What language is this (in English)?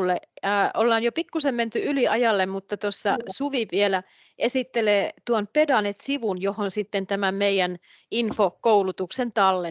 Finnish